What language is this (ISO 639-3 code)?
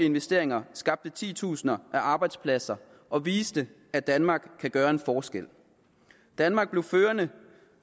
dan